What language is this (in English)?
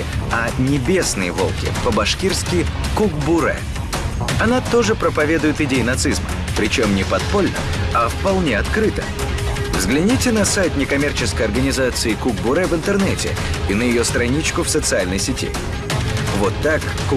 Russian